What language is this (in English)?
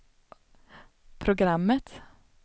Swedish